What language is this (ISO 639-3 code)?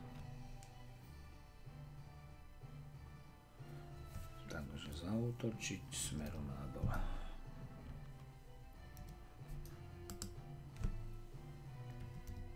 slk